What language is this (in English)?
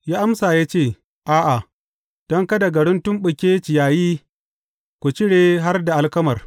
Hausa